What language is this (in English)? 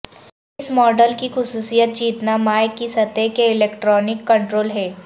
Urdu